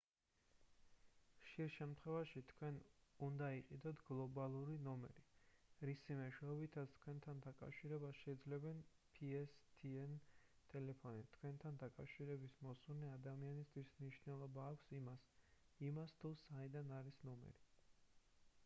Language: Georgian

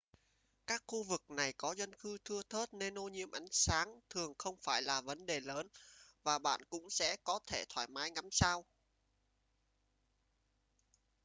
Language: Vietnamese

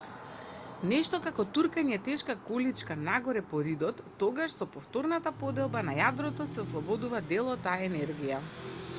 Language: Macedonian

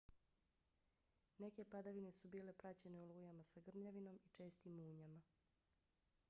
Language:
Bosnian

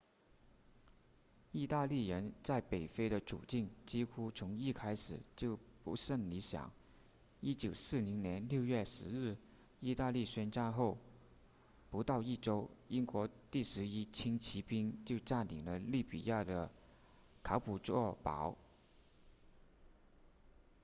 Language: Chinese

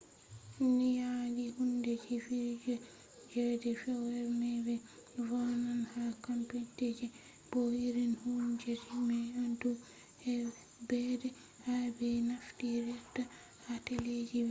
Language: Fula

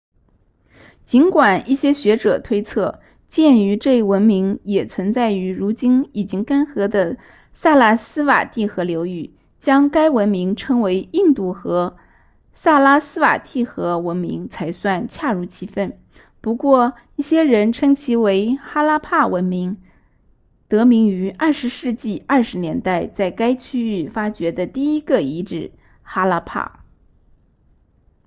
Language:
Chinese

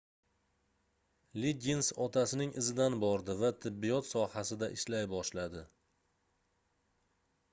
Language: Uzbek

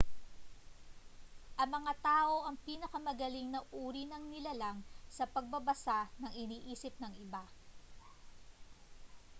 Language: Filipino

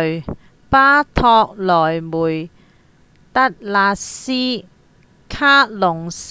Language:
Cantonese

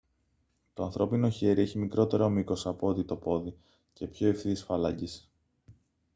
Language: Greek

